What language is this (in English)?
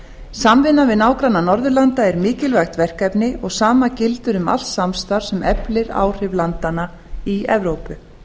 Icelandic